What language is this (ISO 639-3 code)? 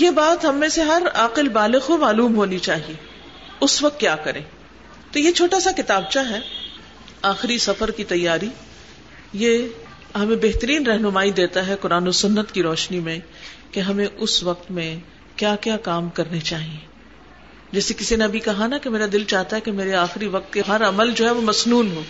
urd